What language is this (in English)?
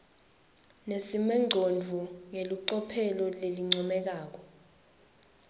Swati